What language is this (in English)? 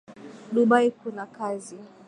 Swahili